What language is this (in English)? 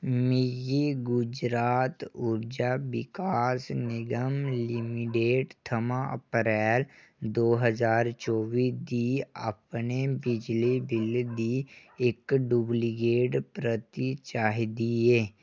Dogri